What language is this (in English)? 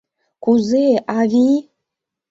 Mari